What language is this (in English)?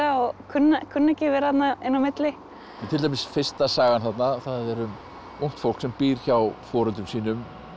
Icelandic